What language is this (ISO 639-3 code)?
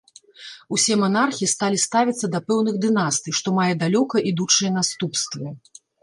bel